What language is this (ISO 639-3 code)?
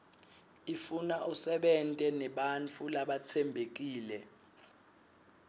ssw